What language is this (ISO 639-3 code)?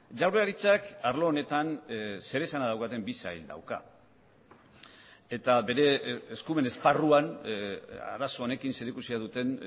eus